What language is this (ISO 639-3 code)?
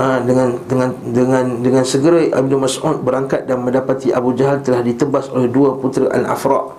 msa